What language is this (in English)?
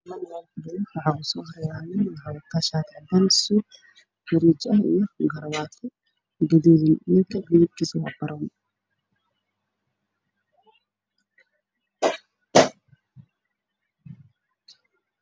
Somali